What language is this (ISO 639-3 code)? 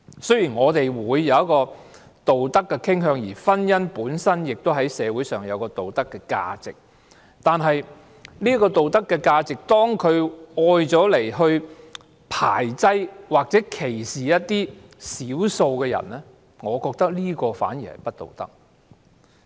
yue